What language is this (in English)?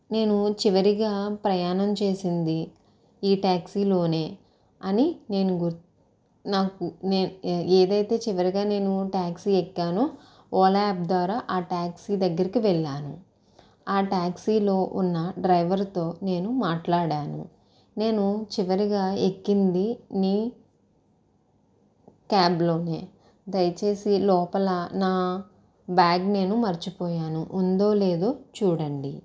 Telugu